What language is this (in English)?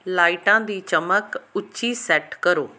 Punjabi